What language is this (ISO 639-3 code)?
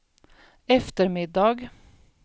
swe